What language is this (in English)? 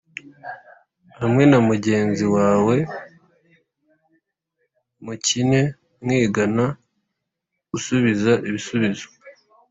Kinyarwanda